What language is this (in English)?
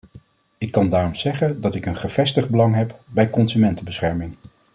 Dutch